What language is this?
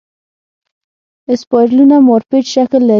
Pashto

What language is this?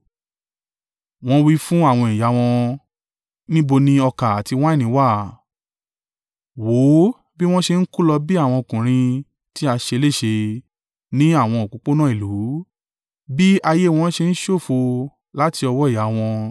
Yoruba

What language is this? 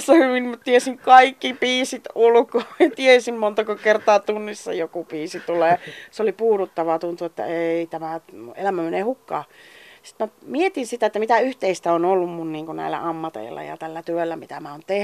Finnish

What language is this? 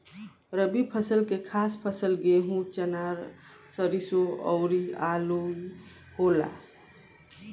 Bhojpuri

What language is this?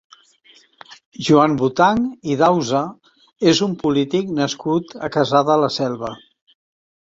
Catalan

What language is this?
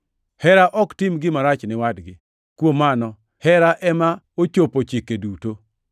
Luo (Kenya and Tanzania)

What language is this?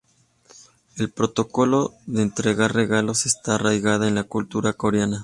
Spanish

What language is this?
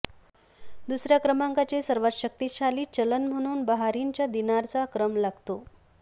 Marathi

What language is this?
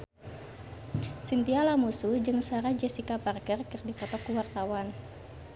Sundanese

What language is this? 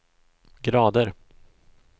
Swedish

